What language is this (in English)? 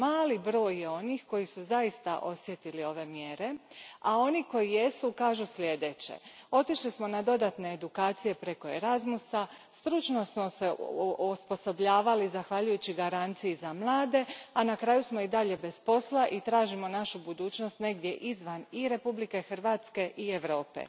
Croatian